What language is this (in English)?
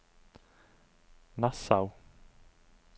Norwegian